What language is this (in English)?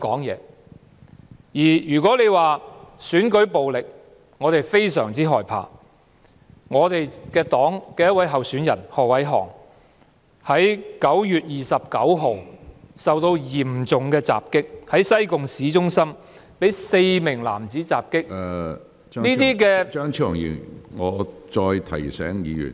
Cantonese